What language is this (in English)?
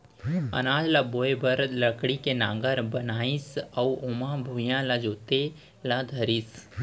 Chhattisgarhi